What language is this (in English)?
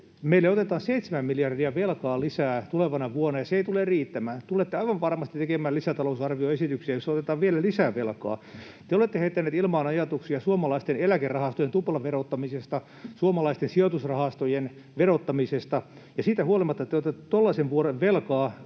Finnish